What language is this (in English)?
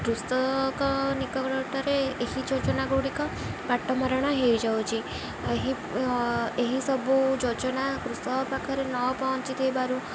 Odia